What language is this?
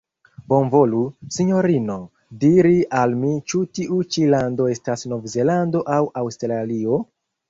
Esperanto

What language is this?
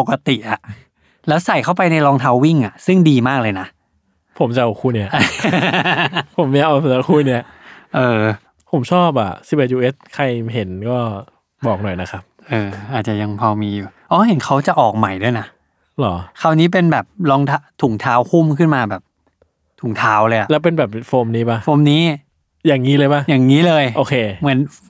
Thai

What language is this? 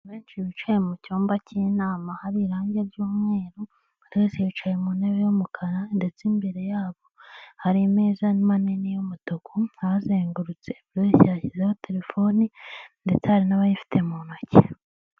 Kinyarwanda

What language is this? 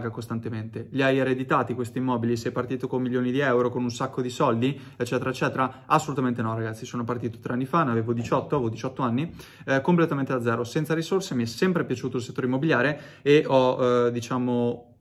Italian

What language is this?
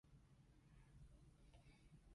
Cantonese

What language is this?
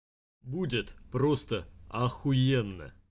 Russian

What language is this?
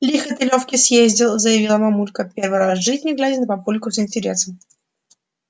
Russian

